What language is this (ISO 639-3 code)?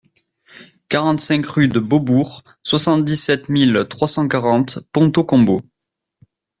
fra